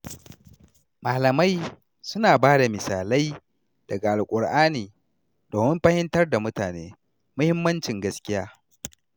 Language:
Hausa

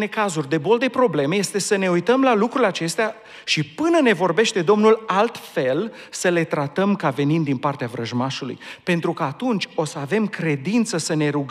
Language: Romanian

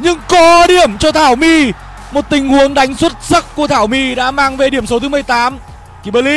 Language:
Vietnamese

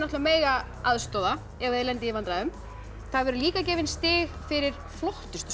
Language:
Icelandic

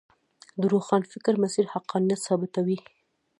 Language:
Pashto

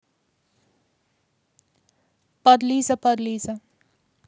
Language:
Russian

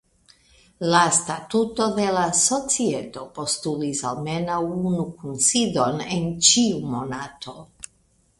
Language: Esperanto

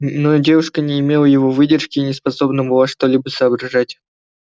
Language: Russian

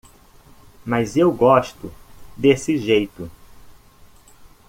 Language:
Portuguese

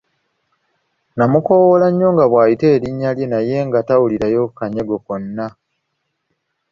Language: Ganda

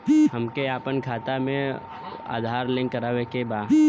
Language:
Bhojpuri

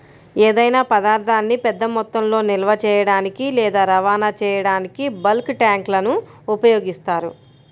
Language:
Telugu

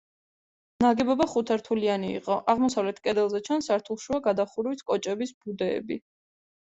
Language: Georgian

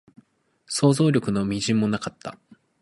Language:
Japanese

